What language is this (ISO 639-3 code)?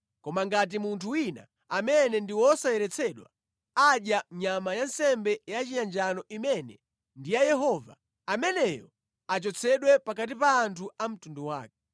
nya